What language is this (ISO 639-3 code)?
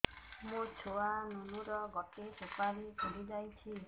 ori